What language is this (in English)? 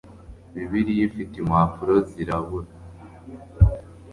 Kinyarwanda